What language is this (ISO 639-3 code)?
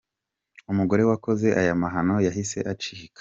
kin